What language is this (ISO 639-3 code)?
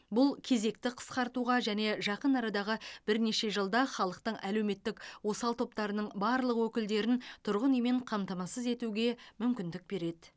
kaz